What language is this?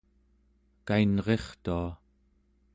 Central Yupik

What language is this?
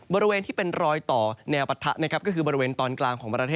Thai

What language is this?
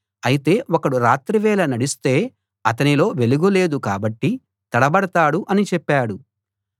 Telugu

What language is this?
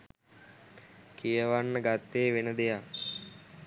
Sinhala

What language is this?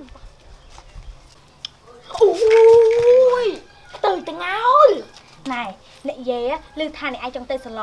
Thai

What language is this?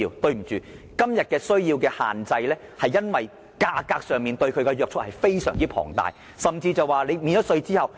Cantonese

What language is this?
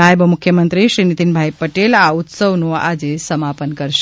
Gujarati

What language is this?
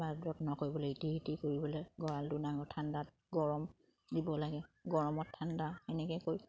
Assamese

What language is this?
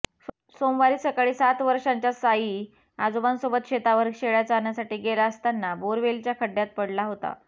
Marathi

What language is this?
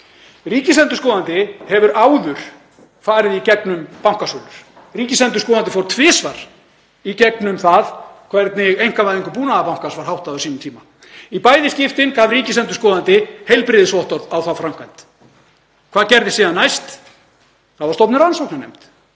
Icelandic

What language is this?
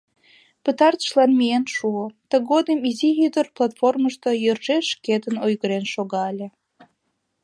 Mari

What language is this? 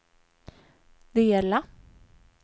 Swedish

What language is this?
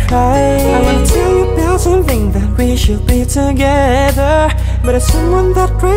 Thai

